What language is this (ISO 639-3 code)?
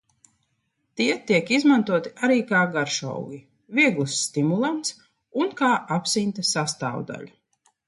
lav